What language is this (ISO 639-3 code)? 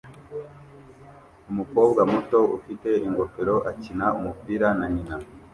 kin